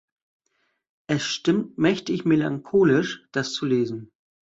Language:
German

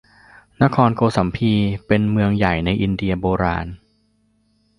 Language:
Thai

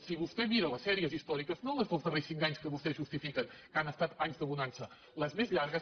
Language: Catalan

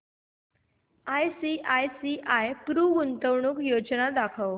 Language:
Marathi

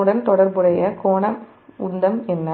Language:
Tamil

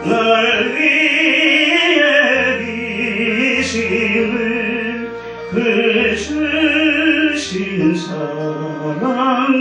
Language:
Greek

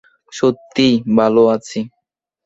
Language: Bangla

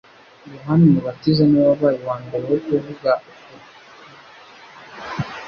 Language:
Kinyarwanda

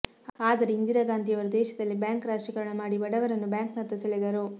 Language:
Kannada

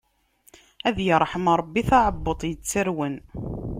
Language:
Kabyle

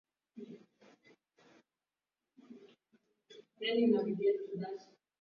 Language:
Swahili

